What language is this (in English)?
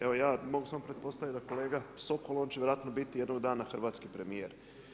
Croatian